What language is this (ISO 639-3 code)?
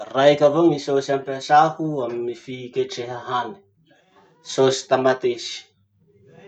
msh